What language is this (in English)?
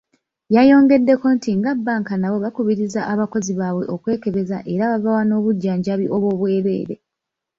Ganda